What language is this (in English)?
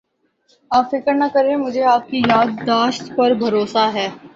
Urdu